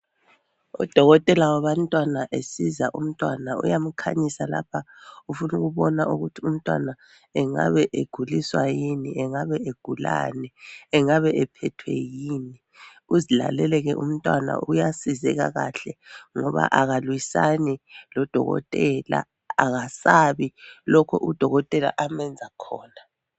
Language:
North Ndebele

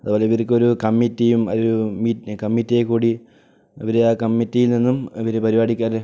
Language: Malayalam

